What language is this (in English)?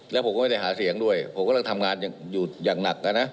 Thai